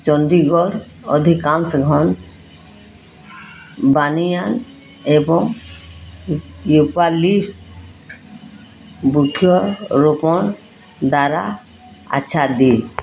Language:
Odia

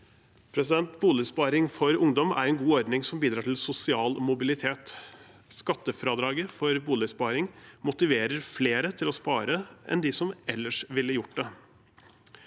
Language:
Norwegian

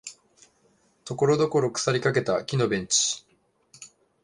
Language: Japanese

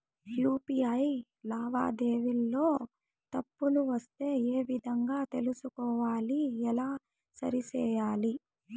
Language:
Telugu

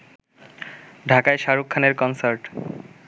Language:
Bangla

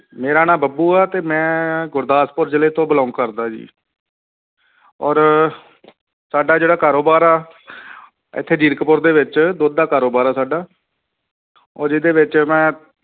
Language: Punjabi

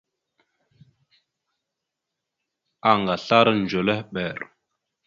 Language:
Mada (Cameroon)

